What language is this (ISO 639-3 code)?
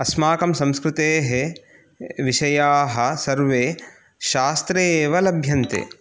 san